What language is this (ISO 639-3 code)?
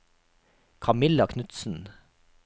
nor